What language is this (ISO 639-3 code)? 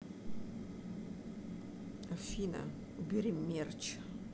rus